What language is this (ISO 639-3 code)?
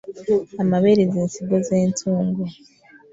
lug